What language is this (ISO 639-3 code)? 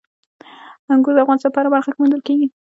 pus